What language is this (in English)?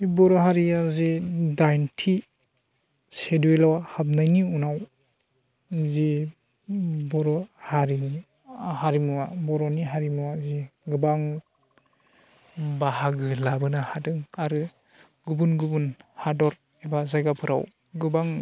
Bodo